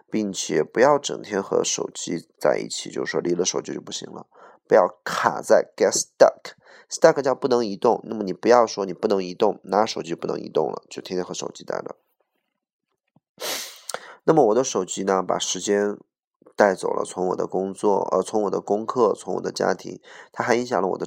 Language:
Chinese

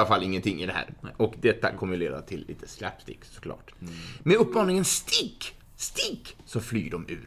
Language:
Swedish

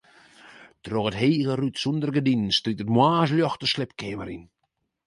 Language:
Western Frisian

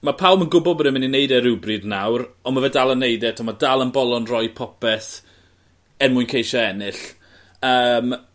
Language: Welsh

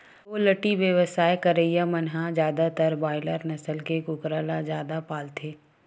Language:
Chhattisgarhi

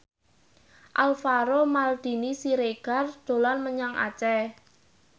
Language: Javanese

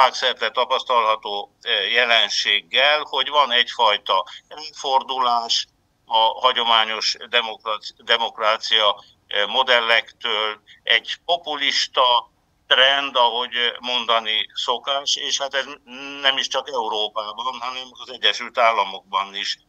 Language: Hungarian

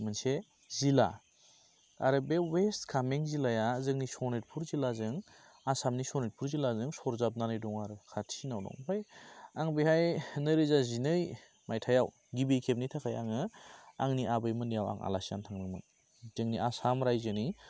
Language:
Bodo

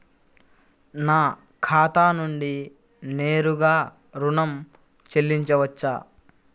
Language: Telugu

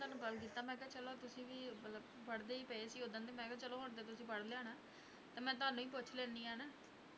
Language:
Punjabi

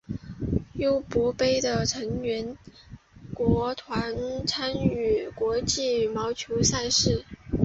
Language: Chinese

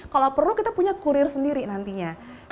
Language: Indonesian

